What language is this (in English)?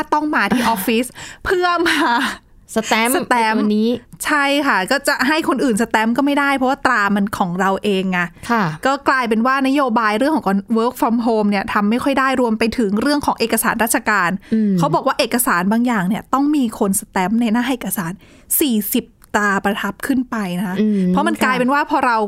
Thai